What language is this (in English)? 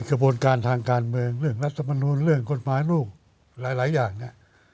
Thai